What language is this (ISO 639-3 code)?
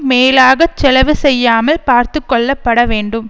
tam